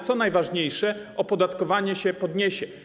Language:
Polish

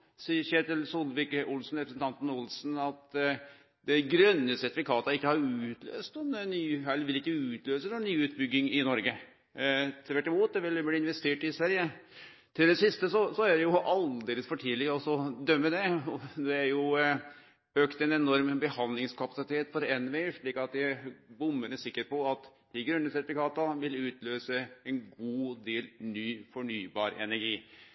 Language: Norwegian Nynorsk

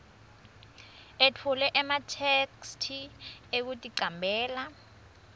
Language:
Swati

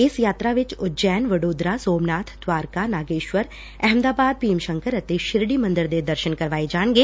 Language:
Punjabi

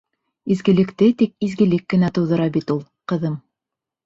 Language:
Bashkir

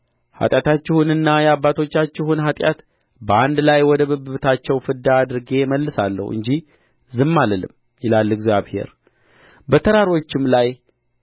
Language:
Amharic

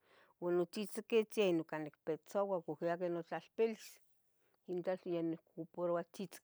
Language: Tetelcingo Nahuatl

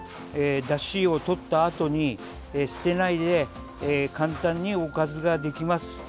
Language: Japanese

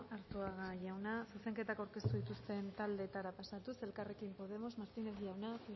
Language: Basque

